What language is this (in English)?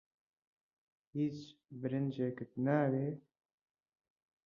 Central Kurdish